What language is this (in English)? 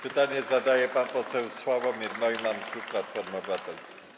Polish